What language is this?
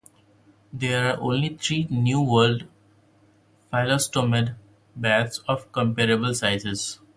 English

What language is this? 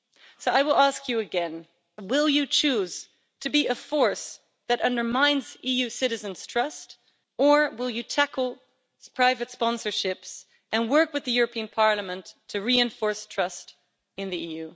English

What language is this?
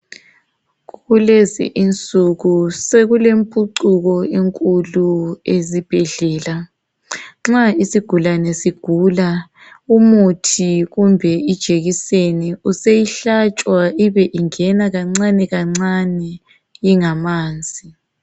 North Ndebele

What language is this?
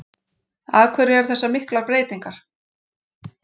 Icelandic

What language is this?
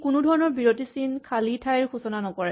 Assamese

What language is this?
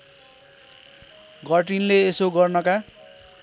Nepali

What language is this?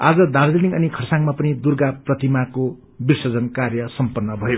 Nepali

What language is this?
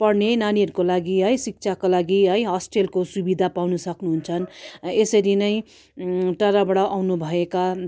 Nepali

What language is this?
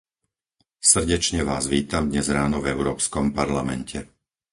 Slovak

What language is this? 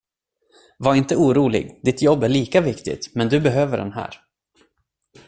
Swedish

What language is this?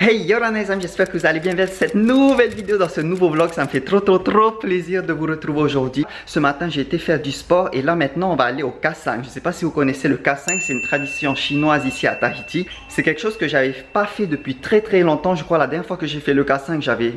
French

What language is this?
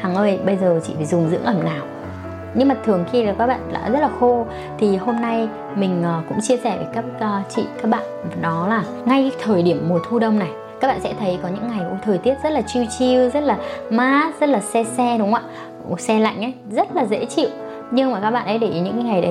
Vietnamese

